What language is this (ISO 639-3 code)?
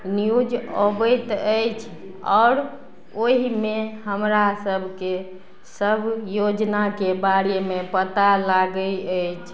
mai